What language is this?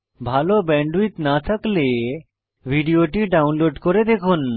Bangla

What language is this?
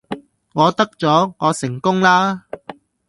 Cantonese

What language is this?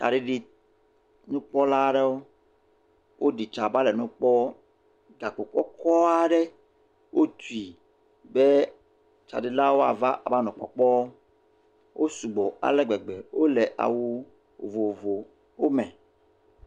Ewe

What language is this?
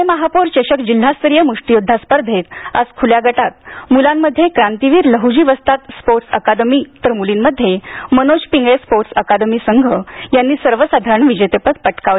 Marathi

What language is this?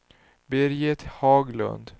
Swedish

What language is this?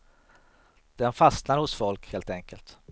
Swedish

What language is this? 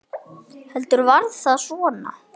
Icelandic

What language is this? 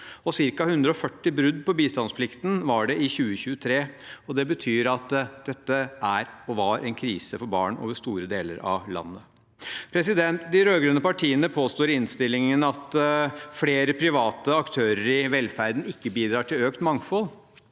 Norwegian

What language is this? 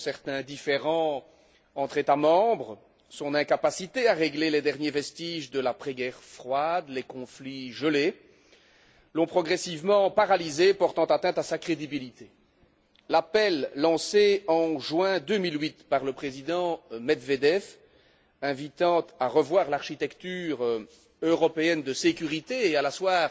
French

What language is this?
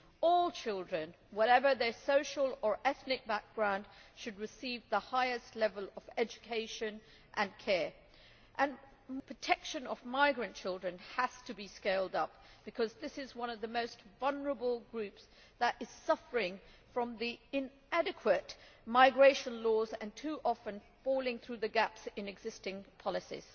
English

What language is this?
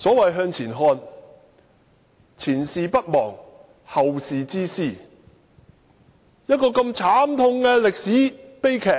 Cantonese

